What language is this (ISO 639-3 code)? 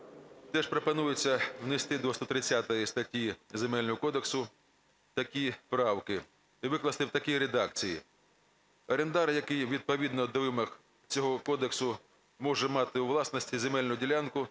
ukr